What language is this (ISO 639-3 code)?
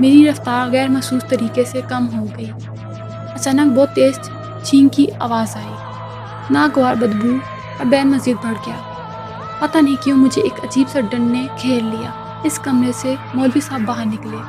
urd